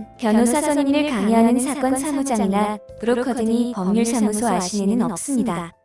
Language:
Korean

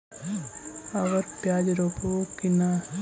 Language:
Magahi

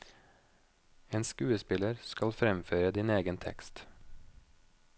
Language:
Norwegian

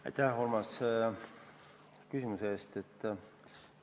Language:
Estonian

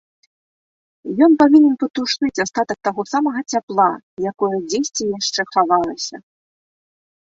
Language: Belarusian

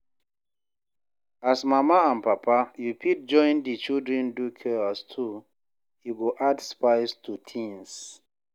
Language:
Nigerian Pidgin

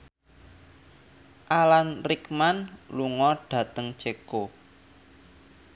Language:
Javanese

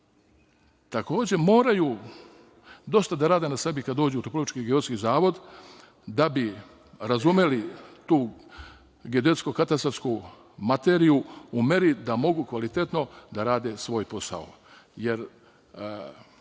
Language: Serbian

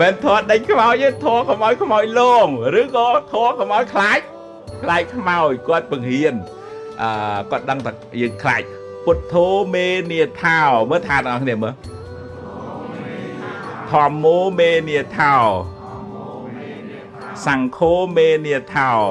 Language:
Vietnamese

